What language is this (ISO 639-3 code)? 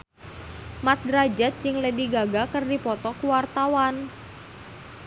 sun